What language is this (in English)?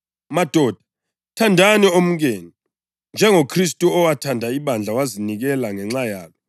North Ndebele